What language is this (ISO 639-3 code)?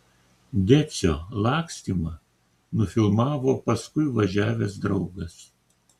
lit